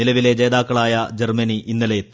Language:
Malayalam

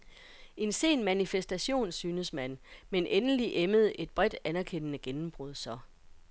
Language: Danish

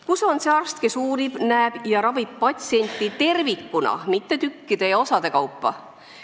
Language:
Estonian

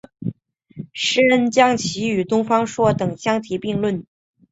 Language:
Chinese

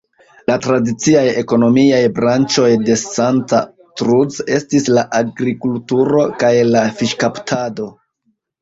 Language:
Esperanto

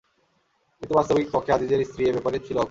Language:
Bangla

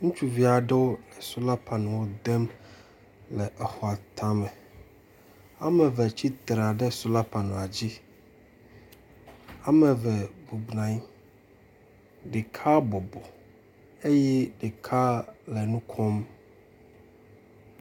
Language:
Ewe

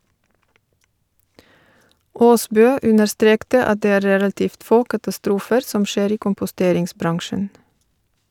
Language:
Norwegian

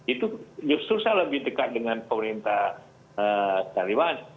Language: Indonesian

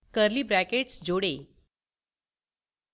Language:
Hindi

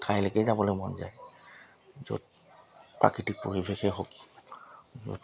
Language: Assamese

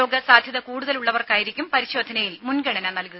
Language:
Malayalam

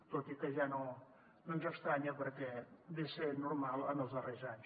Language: Catalan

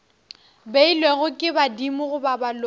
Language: Northern Sotho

